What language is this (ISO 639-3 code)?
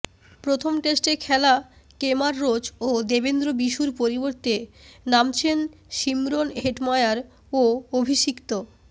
ben